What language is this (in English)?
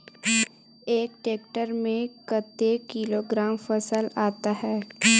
Chhattisgarhi